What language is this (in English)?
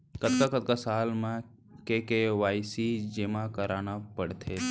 Chhattisgarhi